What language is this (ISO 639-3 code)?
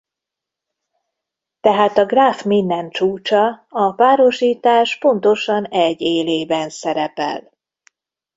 hun